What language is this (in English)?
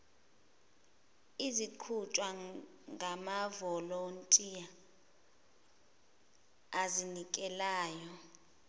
Zulu